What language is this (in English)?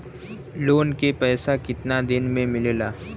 Bhojpuri